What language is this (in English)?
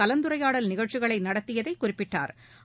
Tamil